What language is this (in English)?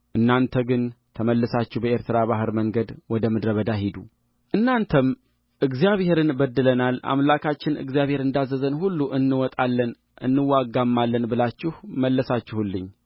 Amharic